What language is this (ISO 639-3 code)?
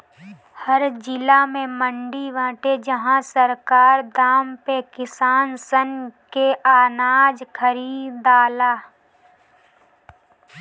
bho